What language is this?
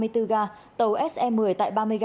Vietnamese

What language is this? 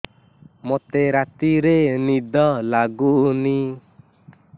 Odia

